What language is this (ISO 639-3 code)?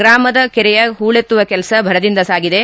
kan